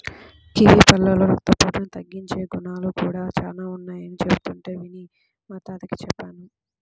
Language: Telugu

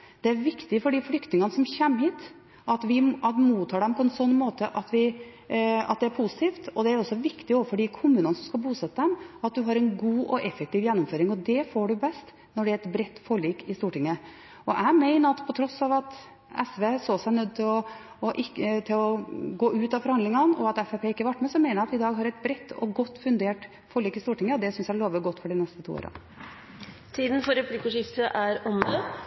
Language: Norwegian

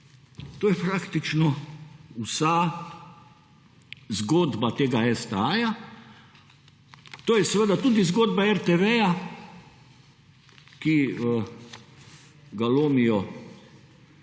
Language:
Slovenian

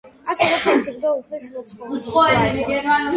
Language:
Georgian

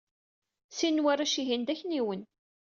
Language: Kabyle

